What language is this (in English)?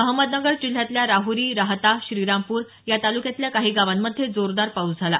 Marathi